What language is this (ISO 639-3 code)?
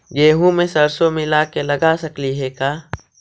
mag